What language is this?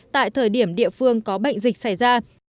Vietnamese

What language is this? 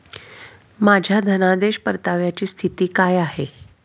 Marathi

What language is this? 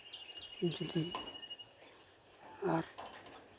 Santali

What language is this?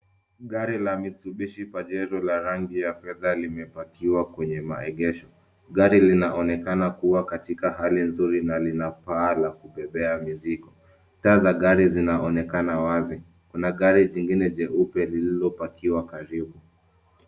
Swahili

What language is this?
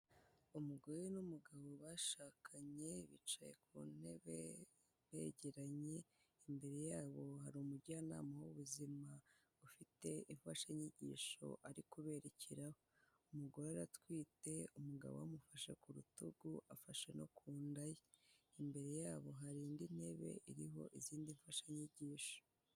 Kinyarwanda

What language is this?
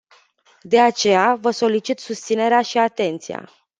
Romanian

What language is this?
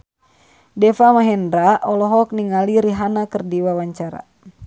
Sundanese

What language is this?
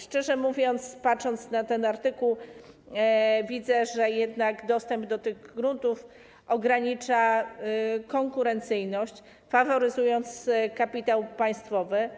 Polish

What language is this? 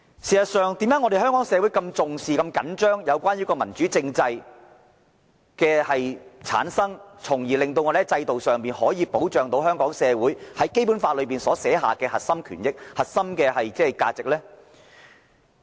Cantonese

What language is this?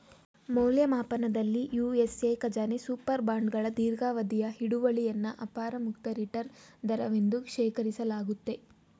Kannada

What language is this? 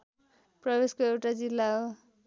Nepali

